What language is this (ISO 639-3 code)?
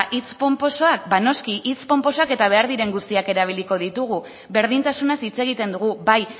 eus